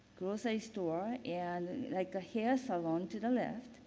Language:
English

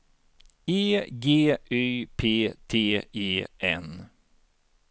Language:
Swedish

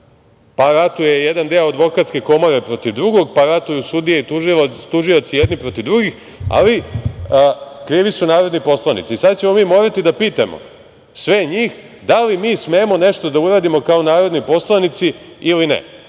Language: Serbian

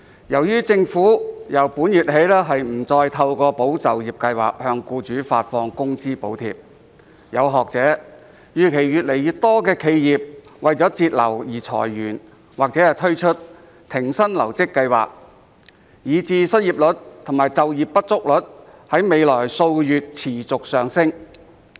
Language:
Cantonese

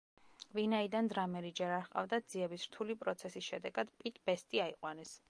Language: Georgian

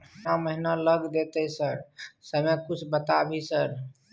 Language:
Maithili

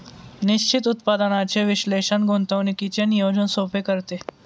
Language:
Marathi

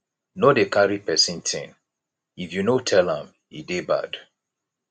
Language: Nigerian Pidgin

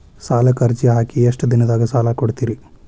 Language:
Kannada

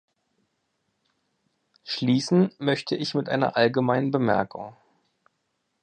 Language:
German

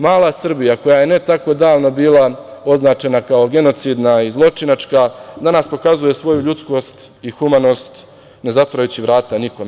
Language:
Serbian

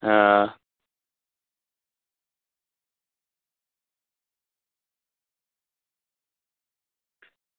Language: Dogri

